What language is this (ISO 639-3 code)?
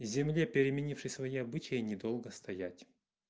rus